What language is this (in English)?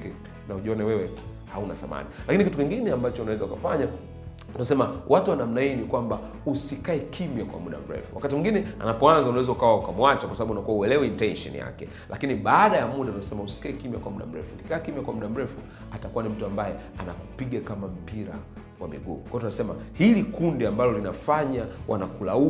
Swahili